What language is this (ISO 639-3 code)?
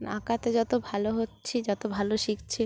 ben